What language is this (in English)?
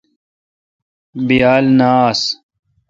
Kalkoti